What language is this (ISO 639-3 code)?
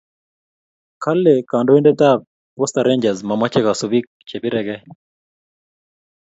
kln